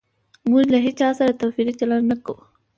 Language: Pashto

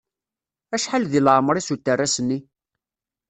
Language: Kabyle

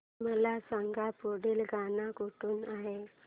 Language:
Marathi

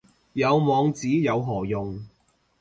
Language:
Cantonese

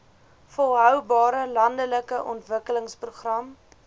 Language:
Afrikaans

